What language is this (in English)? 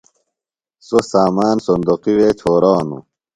Phalura